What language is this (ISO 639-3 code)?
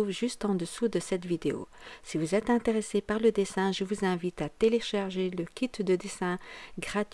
fra